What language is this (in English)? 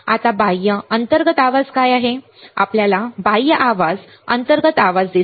Marathi